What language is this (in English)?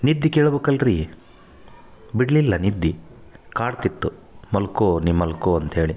Kannada